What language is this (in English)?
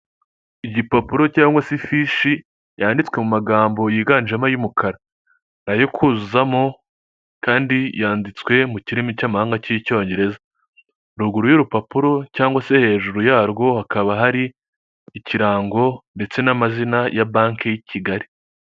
Kinyarwanda